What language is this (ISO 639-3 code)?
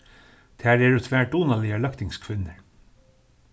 fao